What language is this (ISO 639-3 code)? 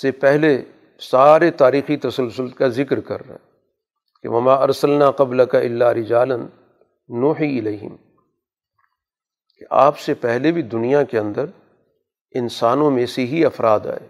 urd